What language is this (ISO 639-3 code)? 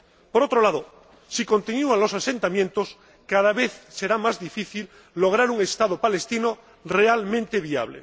spa